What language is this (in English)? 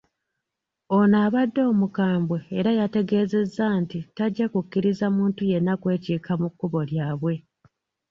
Ganda